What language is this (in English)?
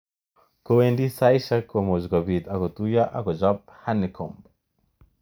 Kalenjin